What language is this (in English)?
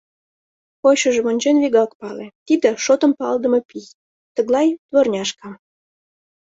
Mari